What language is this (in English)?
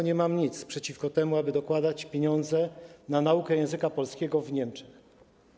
Polish